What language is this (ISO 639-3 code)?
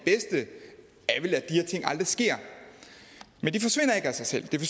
dan